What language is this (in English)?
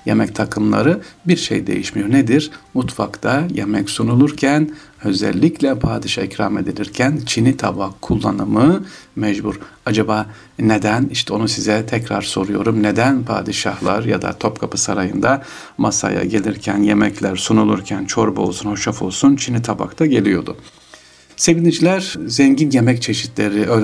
Turkish